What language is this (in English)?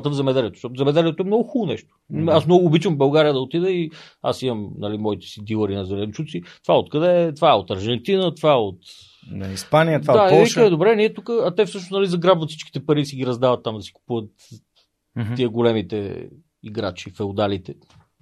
Bulgarian